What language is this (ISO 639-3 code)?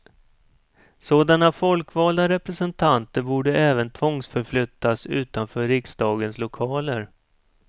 swe